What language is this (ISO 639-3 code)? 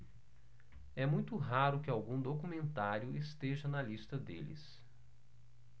por